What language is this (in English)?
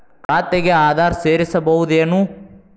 Kannada